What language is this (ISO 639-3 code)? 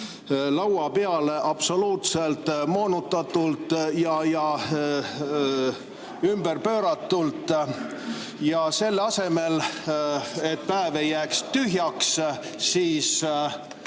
est